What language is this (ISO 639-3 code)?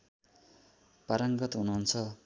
nep